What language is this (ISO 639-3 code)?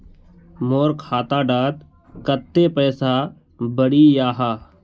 mag